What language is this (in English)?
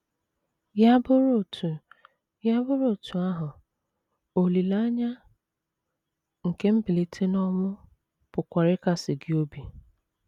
Igbo